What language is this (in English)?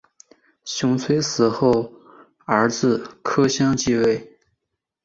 Chinese